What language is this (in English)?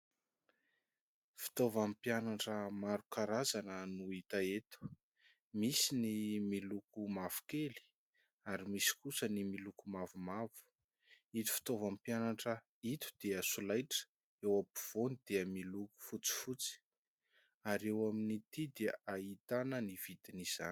Malagasy